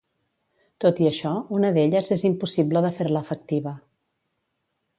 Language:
Catalan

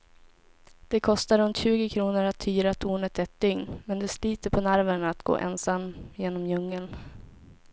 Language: Swedish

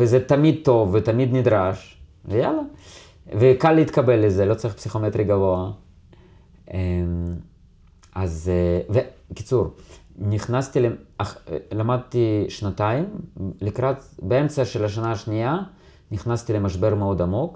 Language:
Hebrew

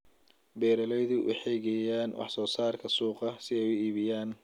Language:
Somali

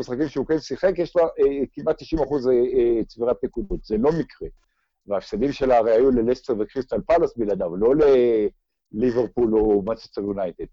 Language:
Hebrew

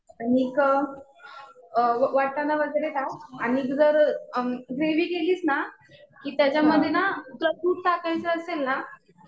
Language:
Marathi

